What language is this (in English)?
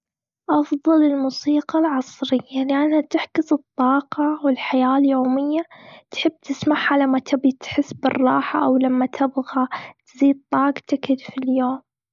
Gulf Arabic